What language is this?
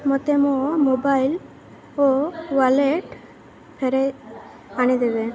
Odia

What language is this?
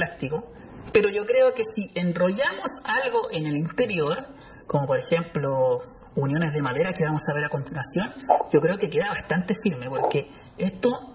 Spanish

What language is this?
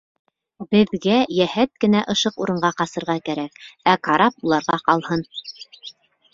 Bashkir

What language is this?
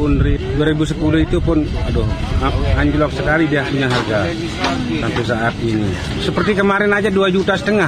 Indonesian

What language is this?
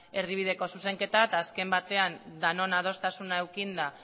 Basque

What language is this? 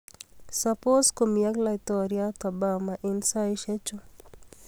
Kalenjin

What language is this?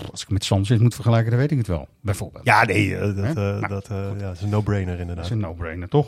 Dutch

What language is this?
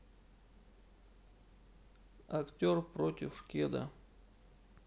Russian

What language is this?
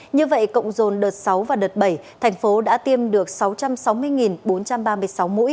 Vietnamese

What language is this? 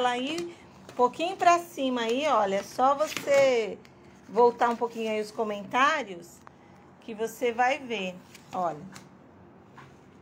Portuguese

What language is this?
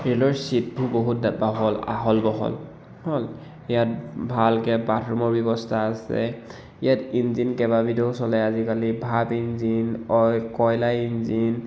Assamese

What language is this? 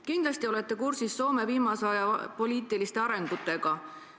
Estonian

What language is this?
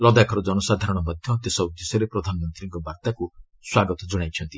Odia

